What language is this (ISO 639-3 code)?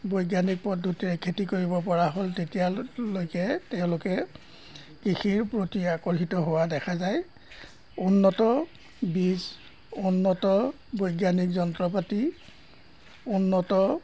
asm